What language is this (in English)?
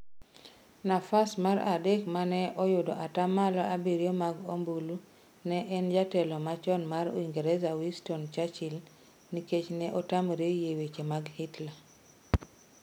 Luo (Kenya and Tanzania)